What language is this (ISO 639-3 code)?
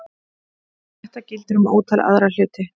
isl